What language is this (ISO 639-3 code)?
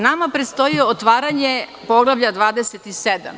srp